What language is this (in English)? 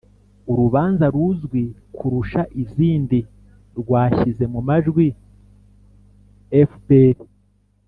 Kinyarwanda